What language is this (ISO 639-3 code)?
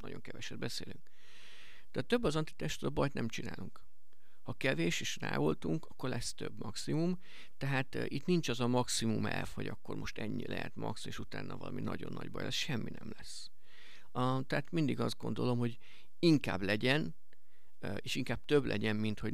hun